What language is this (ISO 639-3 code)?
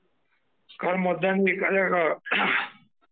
mar